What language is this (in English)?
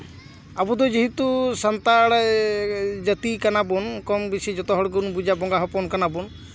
Santali